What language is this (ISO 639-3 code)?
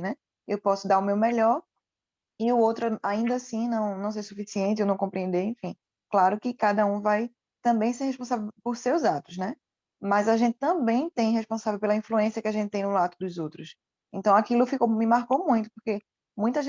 por